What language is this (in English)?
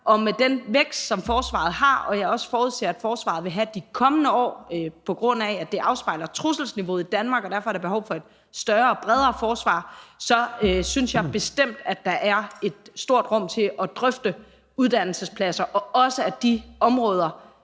Danish